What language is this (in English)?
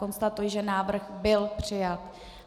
Czech